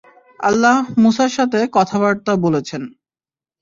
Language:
Bangla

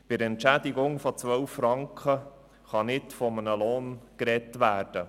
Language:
Swiss German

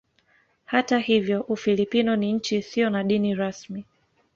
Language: Swahili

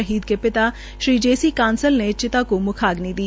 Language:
Hindi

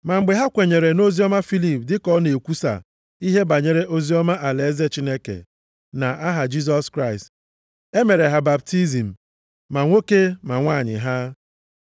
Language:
Igbo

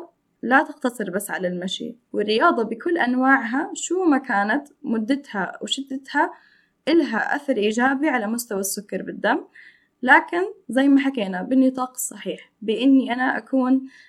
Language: Arabic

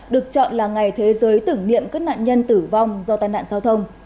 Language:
Vietnamese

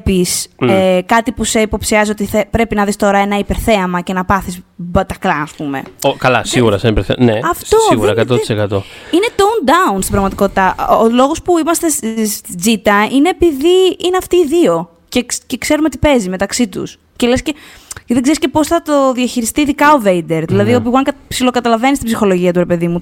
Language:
Greek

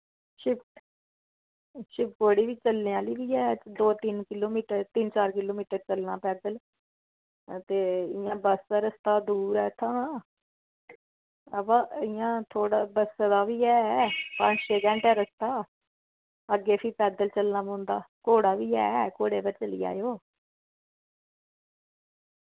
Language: Dogri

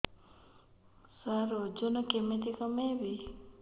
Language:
Odia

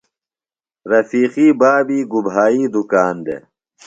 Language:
Phalura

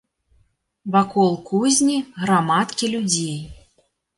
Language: Belarusian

